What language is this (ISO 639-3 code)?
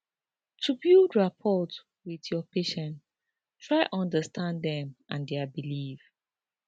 pcm